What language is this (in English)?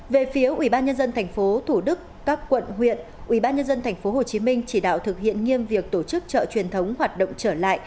Vietnamese